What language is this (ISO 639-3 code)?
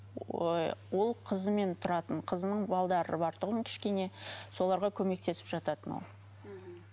kaz